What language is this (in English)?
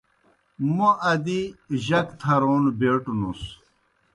Kohistani Shina